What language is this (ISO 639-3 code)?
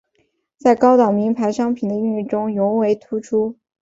zho